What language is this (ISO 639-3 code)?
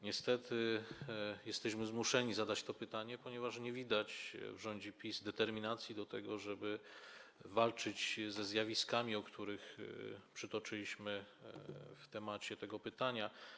pol